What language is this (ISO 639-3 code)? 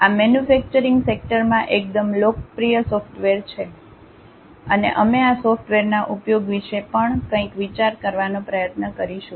guj